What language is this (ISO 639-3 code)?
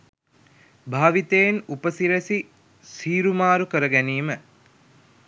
sin